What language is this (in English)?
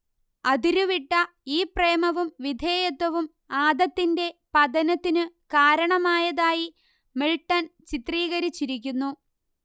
Malayalam